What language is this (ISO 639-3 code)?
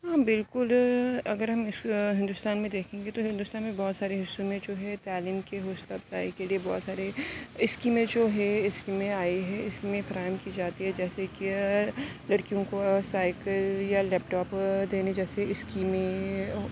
urd